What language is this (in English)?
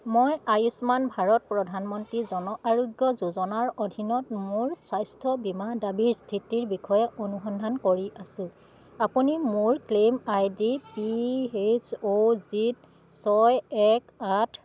Assamese